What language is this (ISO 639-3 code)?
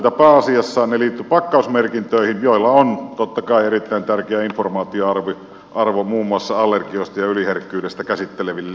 fin